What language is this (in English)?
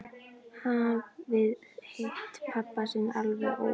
Icelandic